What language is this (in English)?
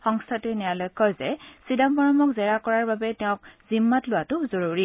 Assamese